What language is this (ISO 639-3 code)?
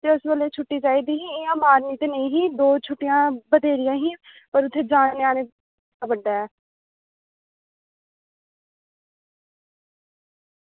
doi